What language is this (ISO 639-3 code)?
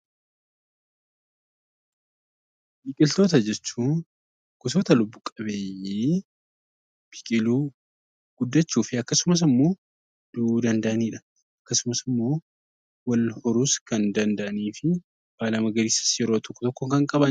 orm